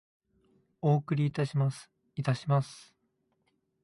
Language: Japanese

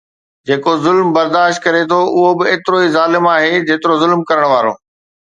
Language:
Sindhi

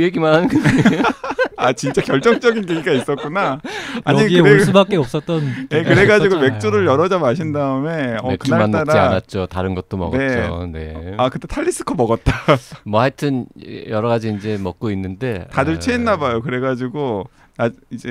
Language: Korean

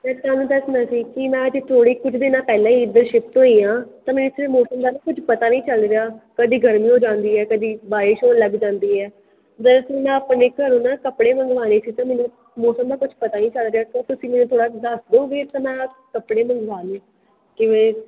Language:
Punjabi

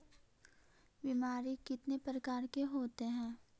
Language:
Magahi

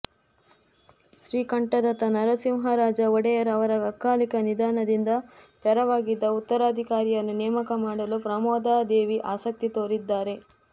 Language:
Kannada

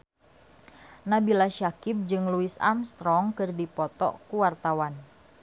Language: Sundanese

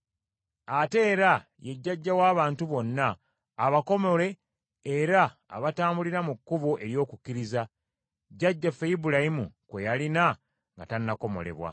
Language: Ganda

